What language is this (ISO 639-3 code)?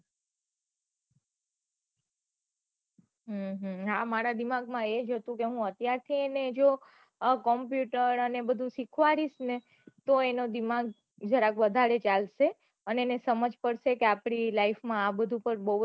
guj